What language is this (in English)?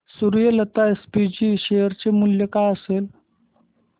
Marathi